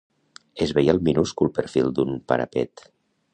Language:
Catalan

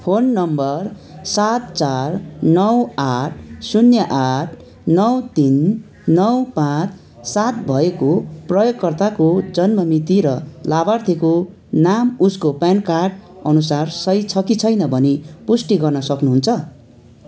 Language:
Nepali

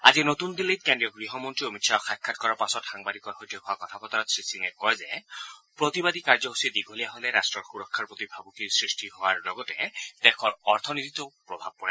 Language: Assamese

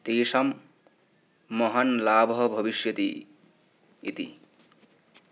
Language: Sanskrit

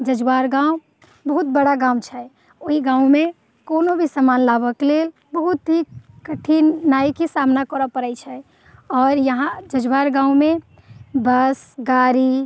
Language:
Maithili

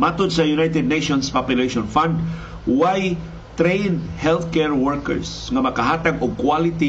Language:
Filipino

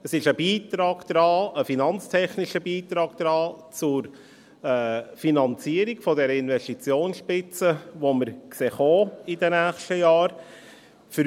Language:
Swiss German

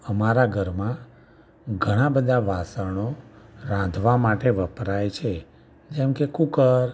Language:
Gujarati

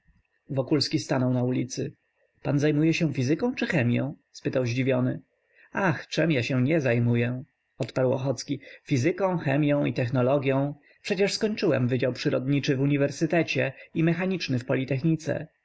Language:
Polish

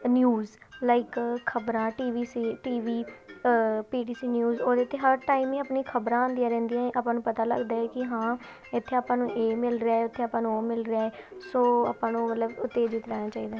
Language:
Punjabi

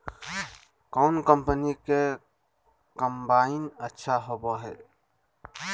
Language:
Magahi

